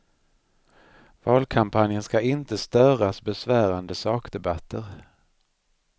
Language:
Swedish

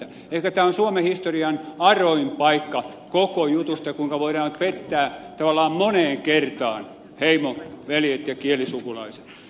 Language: Finnish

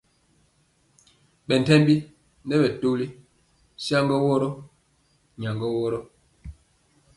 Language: Mpiemo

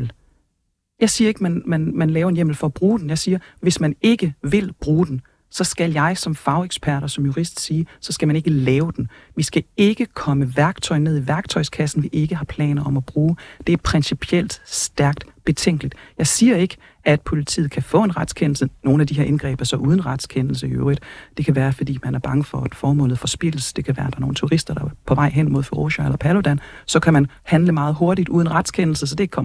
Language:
Danish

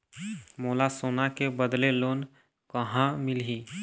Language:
Chhattisgarhi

